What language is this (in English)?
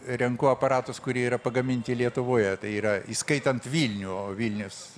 Lithuanian